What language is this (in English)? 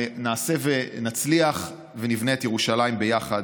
Hebrew